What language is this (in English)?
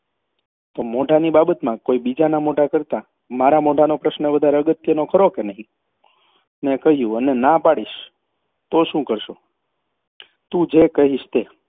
Gujarati